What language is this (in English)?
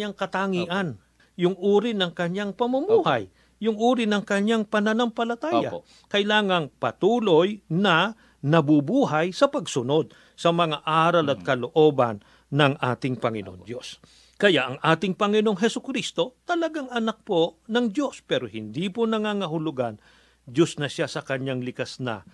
Filipino